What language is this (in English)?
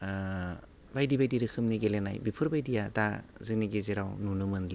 Bodo